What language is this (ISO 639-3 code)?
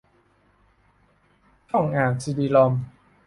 tha